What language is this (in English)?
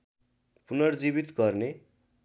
Nepali